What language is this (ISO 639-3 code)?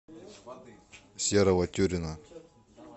rus